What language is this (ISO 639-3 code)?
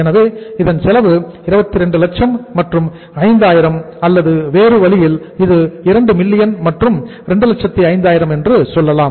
tam